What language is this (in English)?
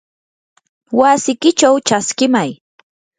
Yanahuanca Pasco Quechua